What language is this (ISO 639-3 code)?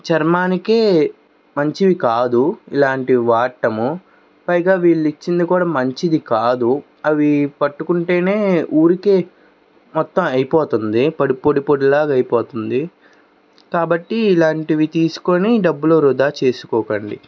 tel